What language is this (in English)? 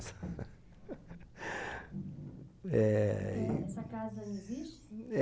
Portuguese